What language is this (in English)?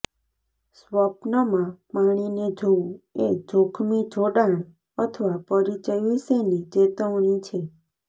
Gujarati